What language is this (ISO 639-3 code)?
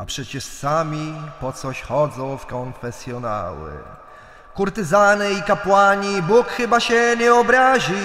pol